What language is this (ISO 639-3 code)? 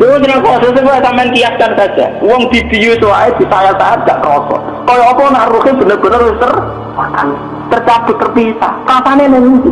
ind